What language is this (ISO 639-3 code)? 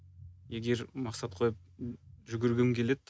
kaz